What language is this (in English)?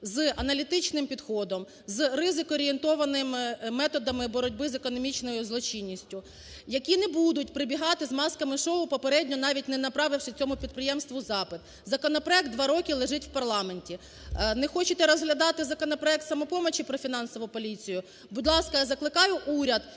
Ukrainian